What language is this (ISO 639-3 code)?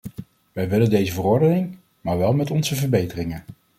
nld